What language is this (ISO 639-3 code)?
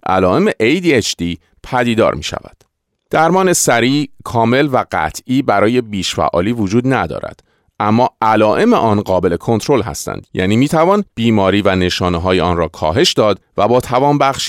fas